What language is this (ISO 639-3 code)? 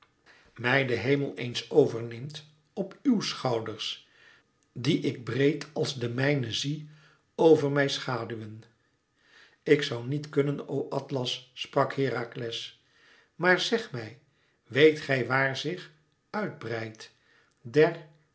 nld